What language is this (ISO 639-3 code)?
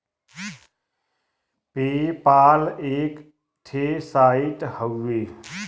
bho